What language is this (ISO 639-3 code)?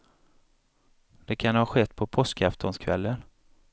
swe